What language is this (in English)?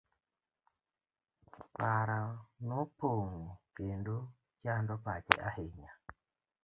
Luo (Kenya and Tanzania)